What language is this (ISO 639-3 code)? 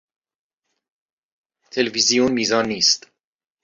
fas